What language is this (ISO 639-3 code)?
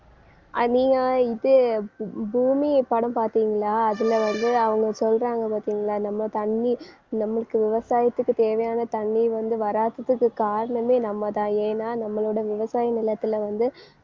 tam